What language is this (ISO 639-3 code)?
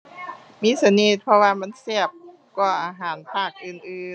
tha